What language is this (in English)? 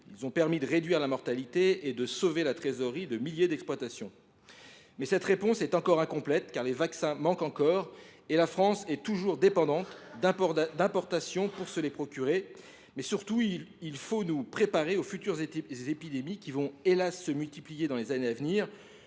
French